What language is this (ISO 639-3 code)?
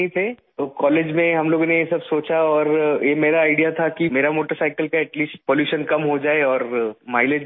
urd